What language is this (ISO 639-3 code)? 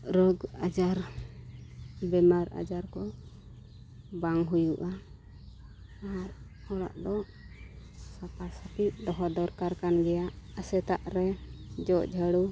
sat